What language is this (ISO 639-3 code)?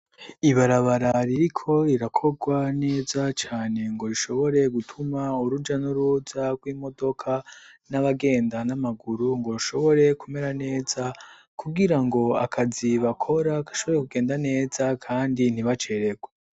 run